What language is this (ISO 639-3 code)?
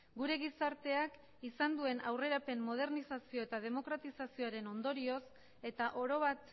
eus